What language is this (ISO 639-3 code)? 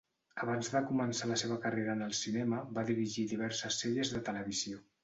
cat